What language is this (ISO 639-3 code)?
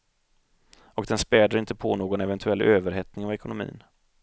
swe